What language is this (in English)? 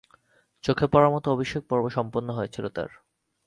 Bangla